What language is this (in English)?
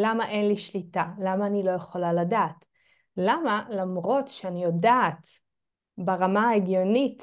Hebrew